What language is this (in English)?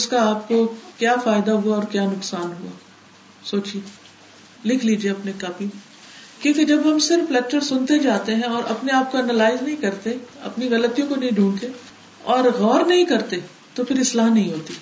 Urdu